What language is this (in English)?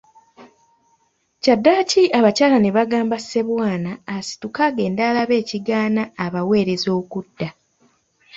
Ganda